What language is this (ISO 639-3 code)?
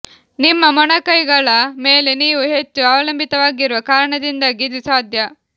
kan